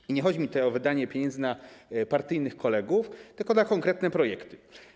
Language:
Polish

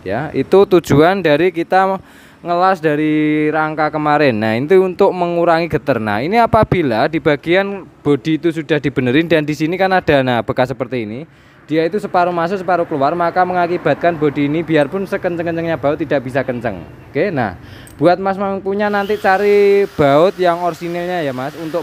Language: Indonesian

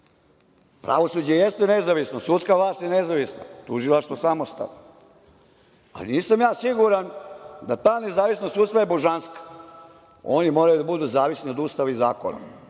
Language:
Serbian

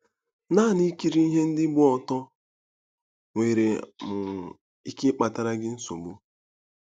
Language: Igbo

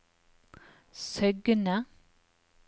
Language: Norwegian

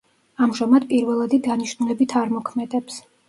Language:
Georgian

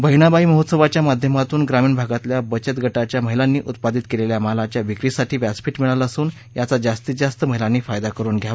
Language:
Marathi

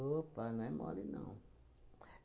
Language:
Portuguese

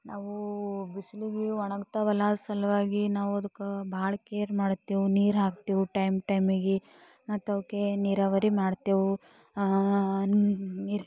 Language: Kannada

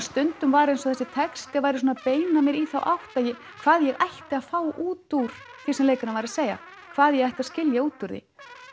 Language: Icelandic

